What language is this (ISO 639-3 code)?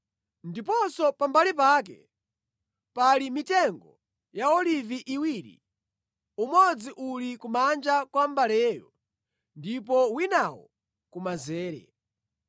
nya